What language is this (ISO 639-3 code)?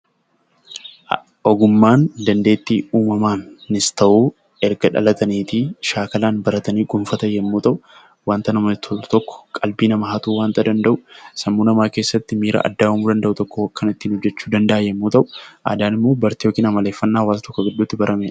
orm